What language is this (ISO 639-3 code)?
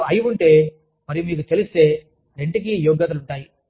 tel